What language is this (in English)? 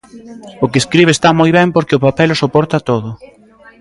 Galician